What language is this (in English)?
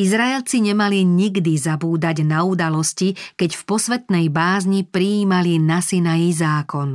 Slovak